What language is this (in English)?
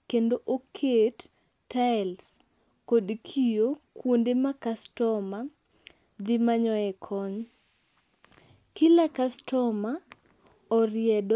Luo (Kenya and Tanzania)